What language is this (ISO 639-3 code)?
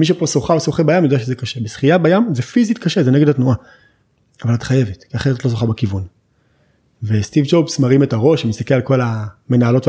heb